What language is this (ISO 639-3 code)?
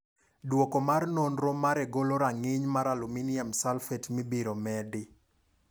luo